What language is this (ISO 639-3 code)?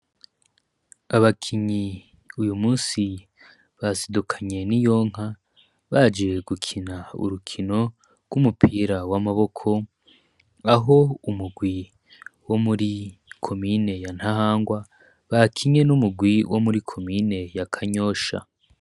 run